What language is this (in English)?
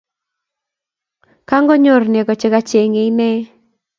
Kalenjin